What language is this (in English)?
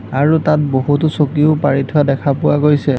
Assamese